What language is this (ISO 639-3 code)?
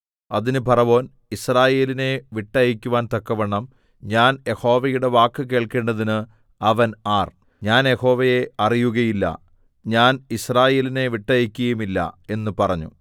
mal